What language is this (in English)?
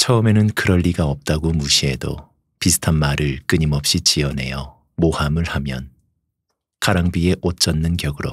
Korean